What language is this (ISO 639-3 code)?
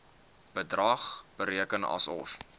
afr